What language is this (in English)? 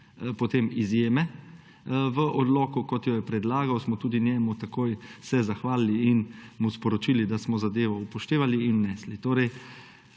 Slovenian